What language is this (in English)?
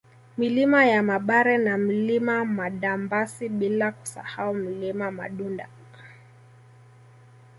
Swahili